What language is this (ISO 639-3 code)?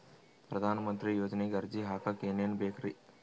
kan